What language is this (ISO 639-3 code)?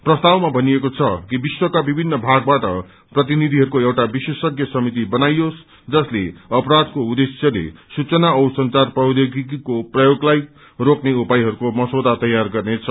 nep